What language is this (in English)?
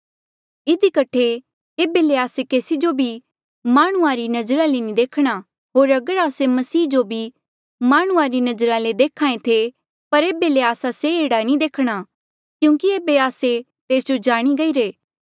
Mandeali